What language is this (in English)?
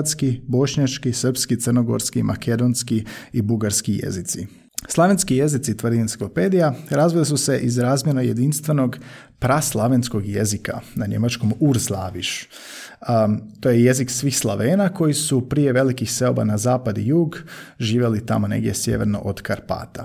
Croatian